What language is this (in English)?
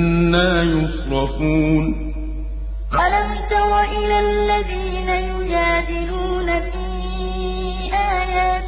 Arabic